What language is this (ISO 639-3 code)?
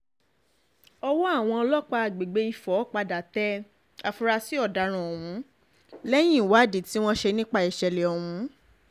yor